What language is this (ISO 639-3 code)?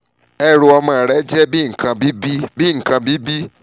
yor